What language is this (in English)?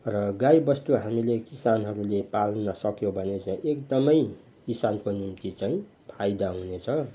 Nepali